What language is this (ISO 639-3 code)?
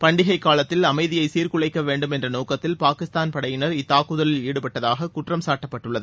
tam